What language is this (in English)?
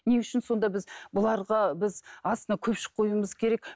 Kazakh